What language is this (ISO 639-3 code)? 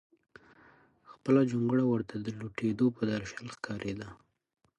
pus